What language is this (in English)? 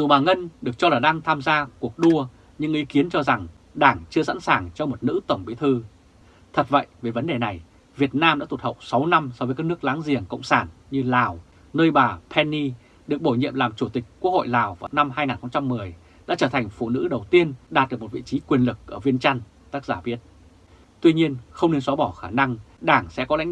Vietnamese